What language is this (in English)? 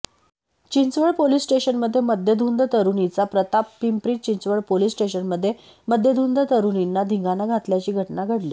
Marathi